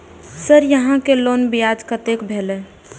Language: Maithili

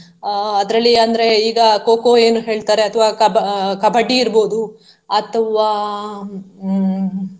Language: Kannada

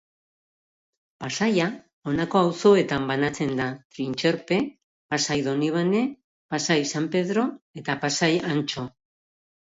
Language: Basque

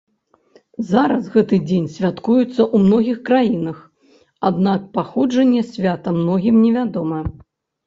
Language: Belarusian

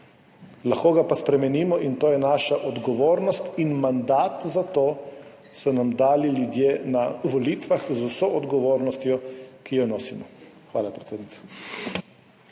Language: Slovenian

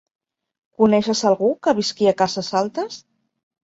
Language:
Catalan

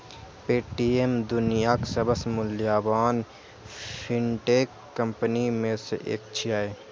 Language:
Maithili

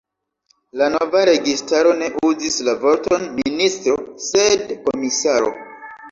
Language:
Esperanto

